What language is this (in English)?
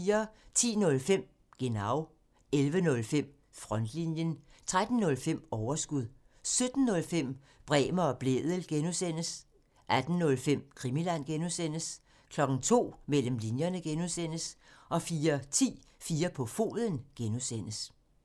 Danish